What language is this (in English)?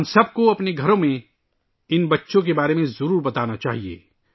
Urdu